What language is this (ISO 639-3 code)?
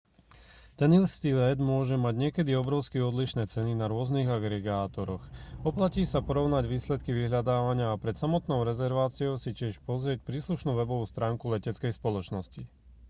slk